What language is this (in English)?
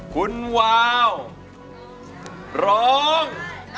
Thai